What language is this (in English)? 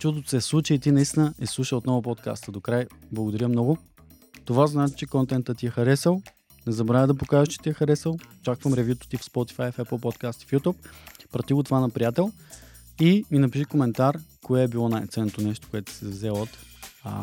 Bulgarian